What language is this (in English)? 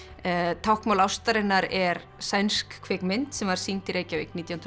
Icelandic